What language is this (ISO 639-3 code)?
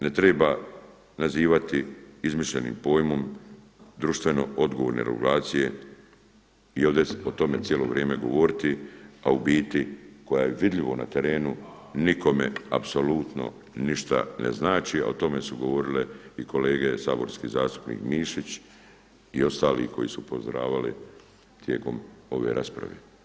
hrv